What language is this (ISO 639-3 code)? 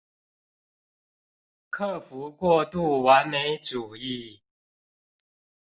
zho